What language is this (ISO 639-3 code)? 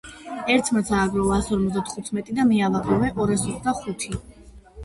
kat